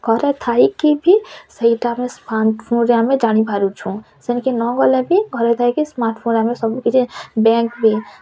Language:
Odia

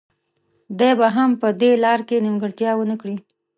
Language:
Pashto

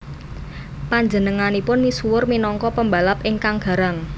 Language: Javanese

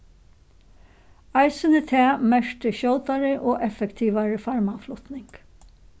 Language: Faroese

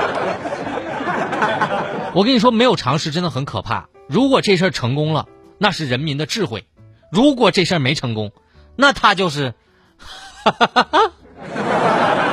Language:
Chinese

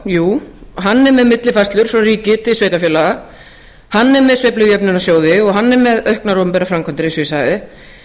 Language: Icelandic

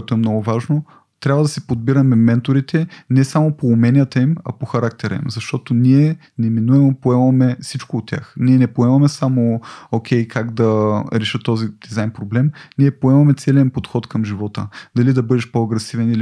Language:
Bulgarian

